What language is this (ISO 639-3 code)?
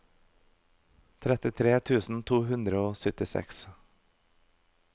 nor